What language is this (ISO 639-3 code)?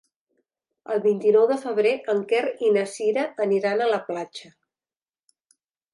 cat